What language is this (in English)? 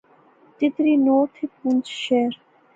Pahari-Potwari